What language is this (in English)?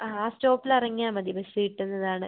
Malayalam